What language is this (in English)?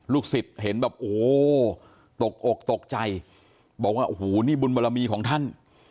Thai